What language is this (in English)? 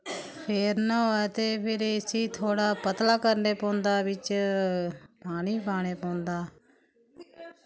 Dogri